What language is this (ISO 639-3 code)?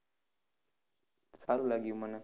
guj